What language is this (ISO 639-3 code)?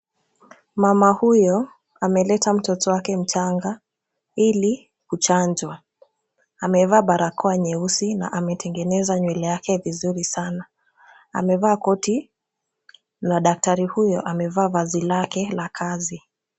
swa